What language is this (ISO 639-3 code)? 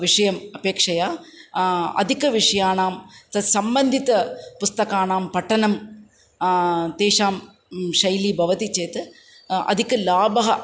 san